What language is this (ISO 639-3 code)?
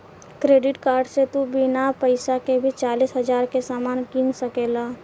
bho